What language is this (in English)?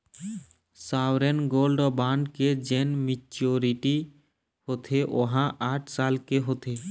Chhattisgarhi